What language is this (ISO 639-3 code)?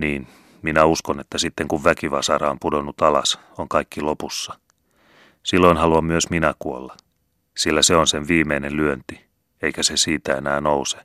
fin